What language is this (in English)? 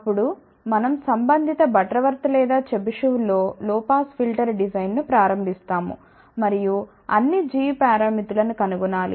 Telugu